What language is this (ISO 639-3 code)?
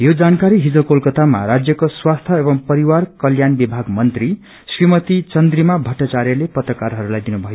nep